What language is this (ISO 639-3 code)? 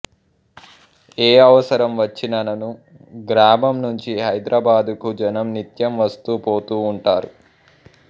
tel